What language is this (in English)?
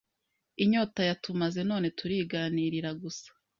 Kinyarwanda